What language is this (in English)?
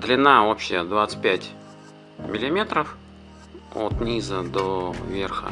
Russian